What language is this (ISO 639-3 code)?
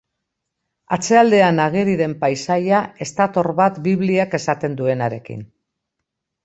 eus